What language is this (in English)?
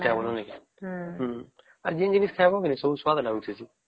Odia